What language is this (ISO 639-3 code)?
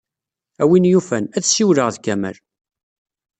kab